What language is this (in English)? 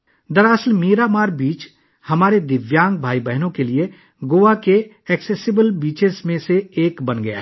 Urdu